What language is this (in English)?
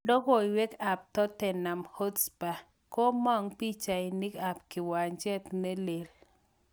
Kalenjin